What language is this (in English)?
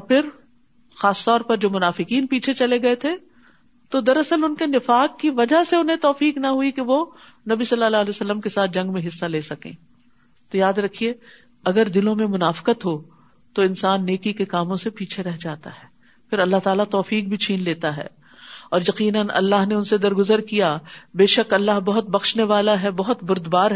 Urdu